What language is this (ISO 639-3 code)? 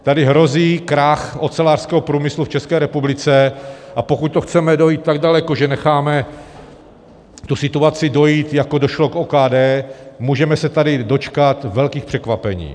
ces